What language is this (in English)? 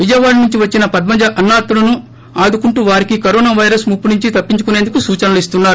Telugu